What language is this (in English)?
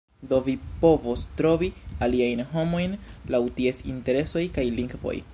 Esperanto